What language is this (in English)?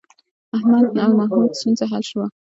Pashto